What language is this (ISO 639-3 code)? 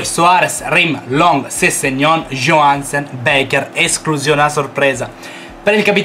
ita